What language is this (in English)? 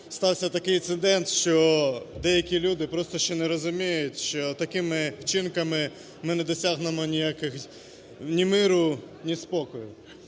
Ukrainian